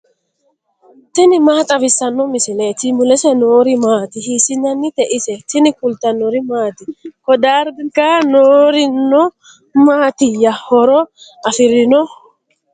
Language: Sidamo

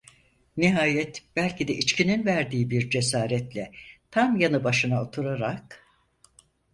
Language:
Turkish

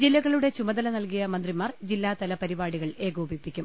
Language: Malayalam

